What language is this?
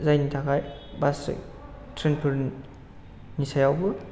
Bodo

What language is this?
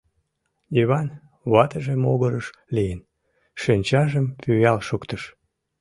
Mari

